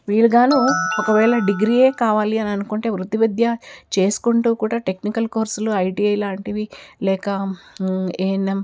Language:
Telugu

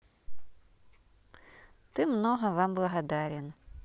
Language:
Russian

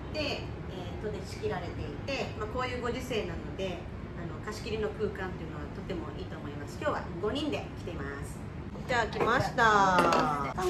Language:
Japanese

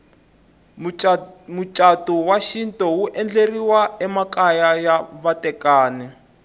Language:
Tsonga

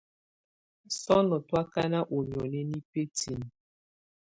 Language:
Tunen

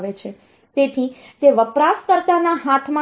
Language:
Gujarati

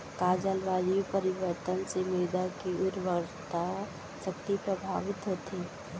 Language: Chhattisgarhi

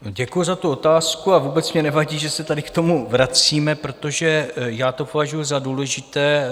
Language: Czech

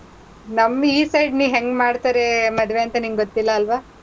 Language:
Kannada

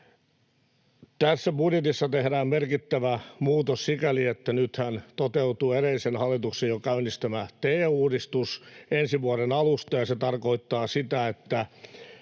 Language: Finnish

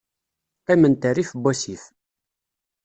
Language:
Kabyle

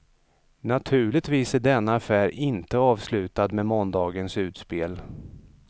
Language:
Swedish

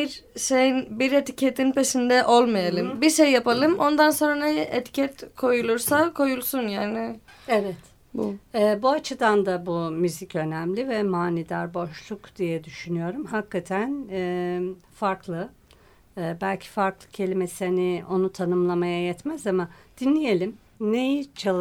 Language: Turkish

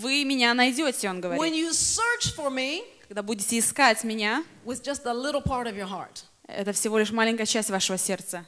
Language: Russian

